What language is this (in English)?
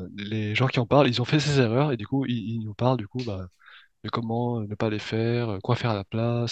French